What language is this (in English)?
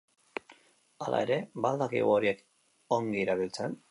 Basque